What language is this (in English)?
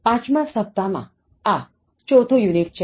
Gujarati